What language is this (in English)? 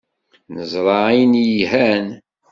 Kabyle